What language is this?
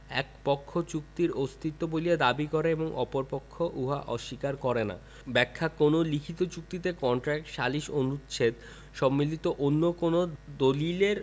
Bangla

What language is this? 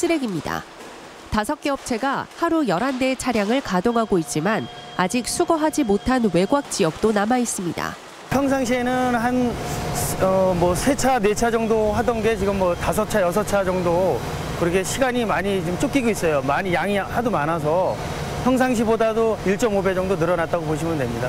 Korean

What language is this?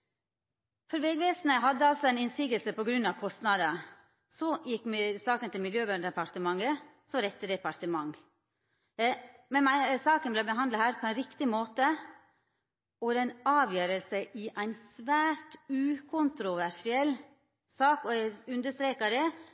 Norwegian Nynorsk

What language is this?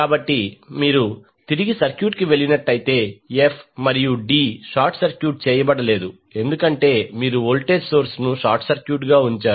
Telugu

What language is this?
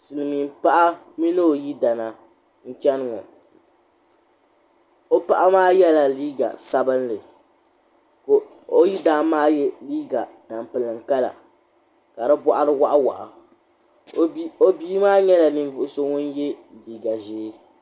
Dagbani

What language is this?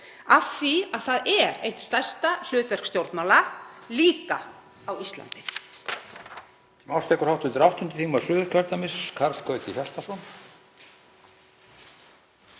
Icelandic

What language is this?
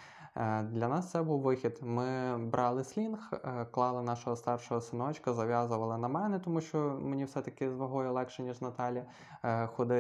Ukrainian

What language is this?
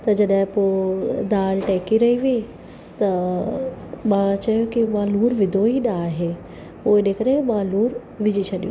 Sindhi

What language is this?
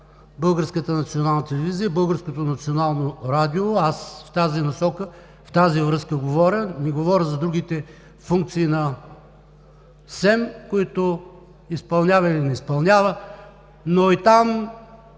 Bulgarian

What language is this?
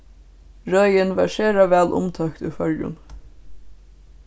Faroese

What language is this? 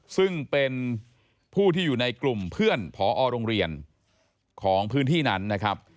Thai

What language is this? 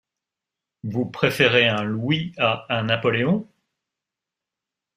French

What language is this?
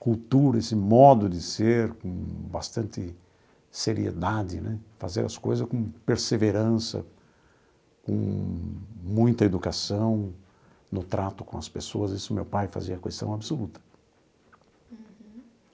Portuguese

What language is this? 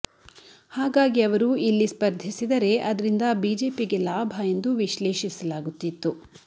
Kannada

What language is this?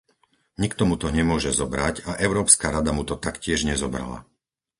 Slovak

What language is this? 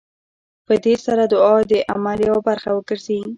Pashto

